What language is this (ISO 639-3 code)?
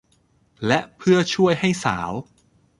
tha